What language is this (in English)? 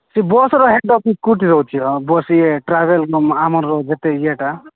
Odia